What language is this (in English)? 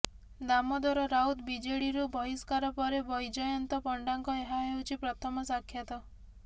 Odia